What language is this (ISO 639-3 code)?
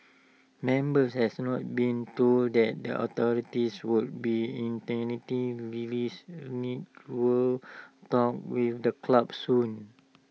eng